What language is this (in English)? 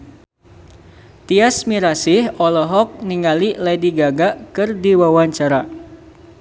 Sundanese